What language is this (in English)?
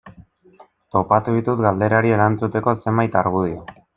Basque